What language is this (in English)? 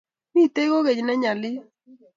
Kalenjin